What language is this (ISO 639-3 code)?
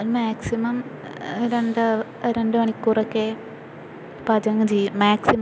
mal